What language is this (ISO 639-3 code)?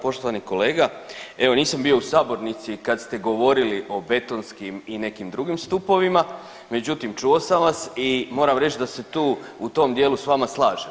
hrv